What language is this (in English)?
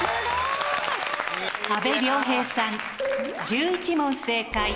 Japanese